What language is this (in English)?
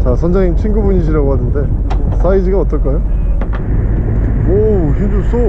Korean